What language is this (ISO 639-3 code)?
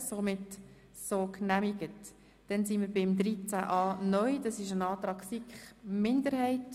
gsw